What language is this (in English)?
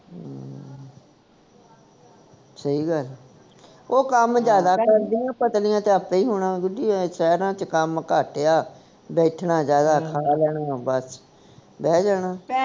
Punjabi